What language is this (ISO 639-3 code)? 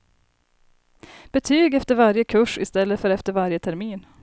swe